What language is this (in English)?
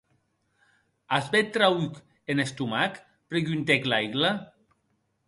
Occitan